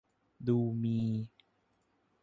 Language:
Thai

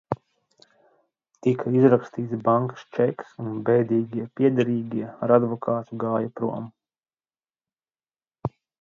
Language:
Latvian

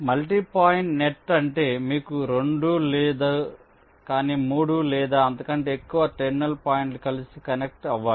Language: Telugu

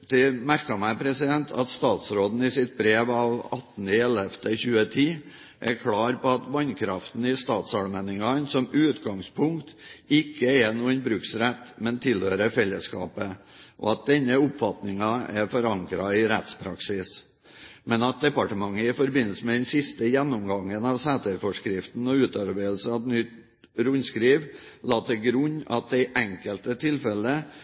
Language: Norwegian Bokmål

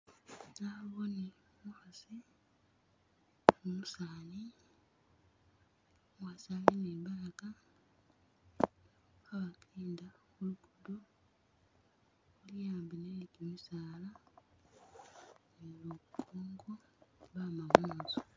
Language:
Masaaba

